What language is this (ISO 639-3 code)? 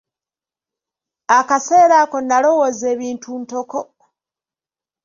lug